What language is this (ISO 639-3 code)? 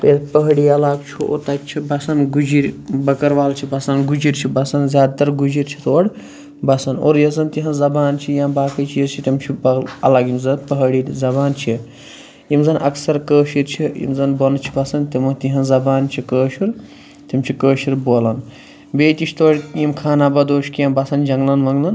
kas